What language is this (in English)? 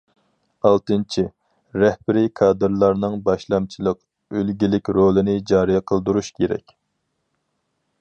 Uyghur